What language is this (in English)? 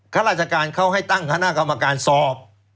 Thai